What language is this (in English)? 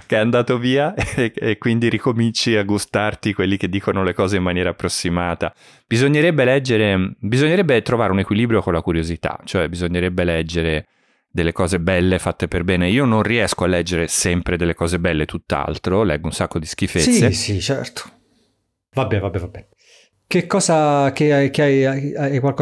Italian